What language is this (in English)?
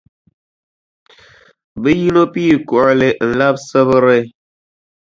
Dagbani